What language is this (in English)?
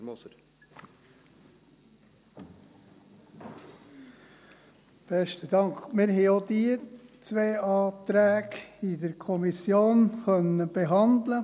Swiss German